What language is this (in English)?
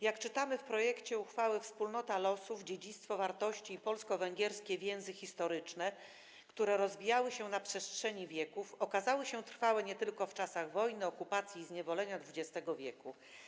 Polish